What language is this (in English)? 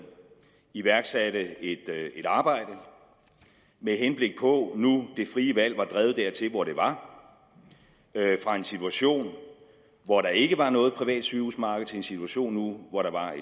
Danish